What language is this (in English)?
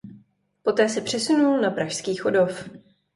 Czech